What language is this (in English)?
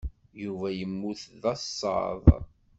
Kabyle